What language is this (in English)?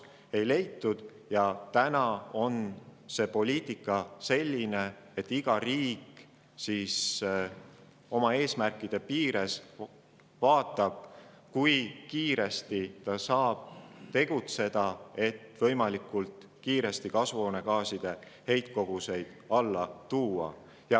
Estonian